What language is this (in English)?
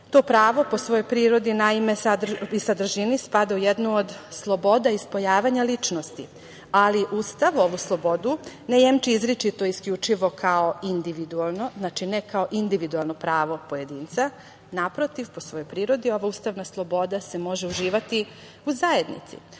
Serbian